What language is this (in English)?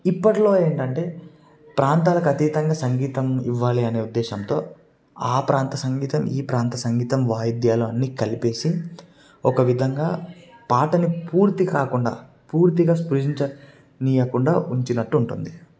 Telugu